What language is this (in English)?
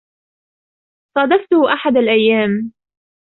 Arabic